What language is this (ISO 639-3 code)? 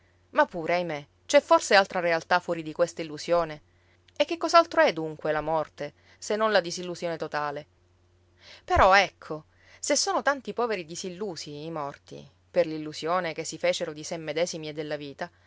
ita